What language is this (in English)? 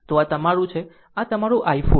Gujarati